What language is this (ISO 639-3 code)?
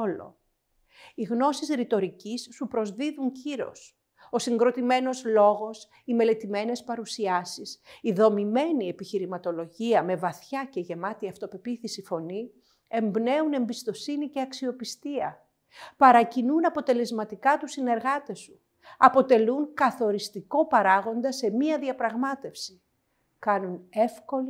ell